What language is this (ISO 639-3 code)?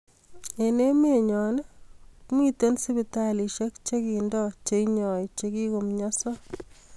kln